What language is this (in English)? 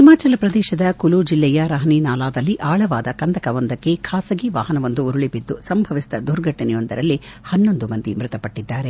Kannada